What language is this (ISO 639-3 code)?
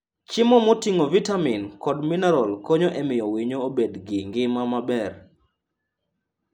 luo